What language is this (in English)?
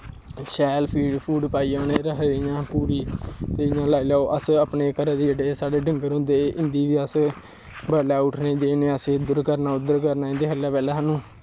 Dogri